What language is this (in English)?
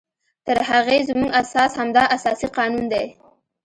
Pashto